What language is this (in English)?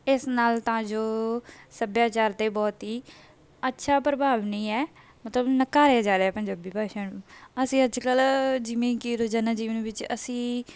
Punjabi